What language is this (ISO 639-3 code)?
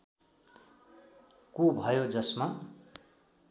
nep